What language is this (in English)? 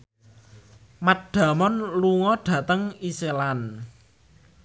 Javanese